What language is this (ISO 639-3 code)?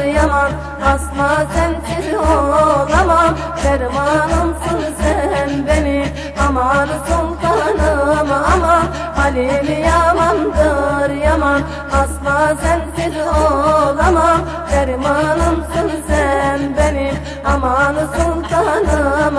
tur